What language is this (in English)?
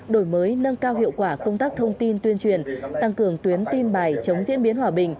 Vietnamese